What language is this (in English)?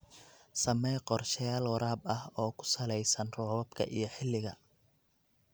Somali